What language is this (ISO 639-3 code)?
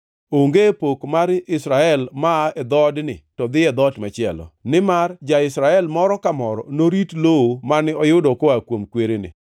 luo